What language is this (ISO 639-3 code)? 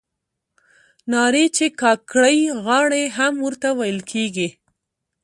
pus